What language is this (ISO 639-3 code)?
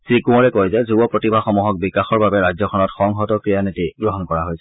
asm